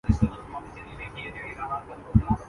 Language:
Urdu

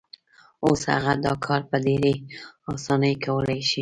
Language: Pashto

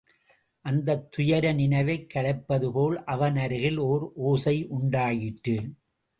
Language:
Tamil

